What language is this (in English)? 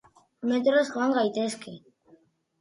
Basque